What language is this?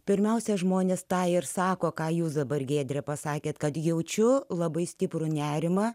Lithuanian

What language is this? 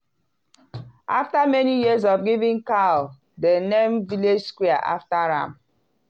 Nigerian Pidgin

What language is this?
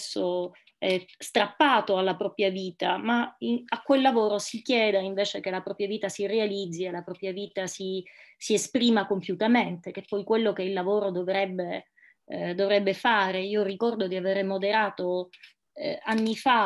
Italian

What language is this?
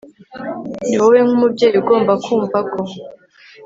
Kinyarwanda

